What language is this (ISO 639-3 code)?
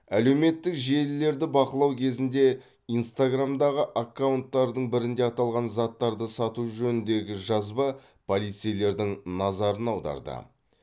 kaz